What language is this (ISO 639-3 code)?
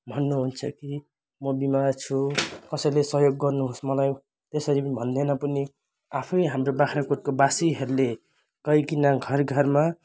nep